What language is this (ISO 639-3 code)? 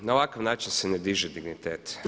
hrv